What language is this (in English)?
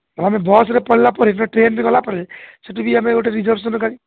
Odia